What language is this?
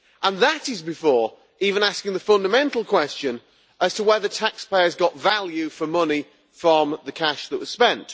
English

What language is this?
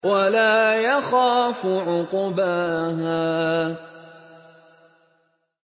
Arabic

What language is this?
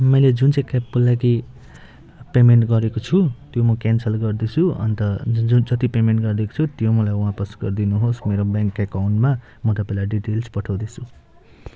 Nepali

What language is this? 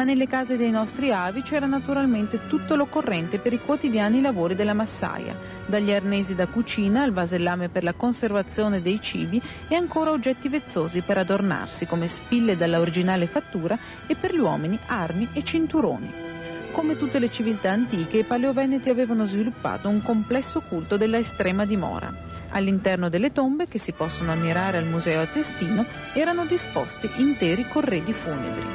Italian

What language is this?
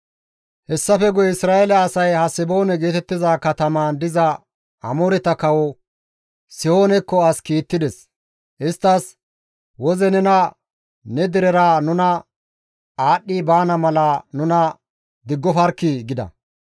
Gamo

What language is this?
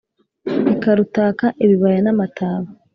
Kinyarwanda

